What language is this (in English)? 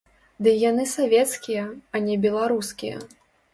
Belarusian